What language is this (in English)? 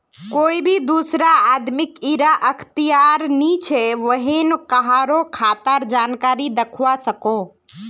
Magahi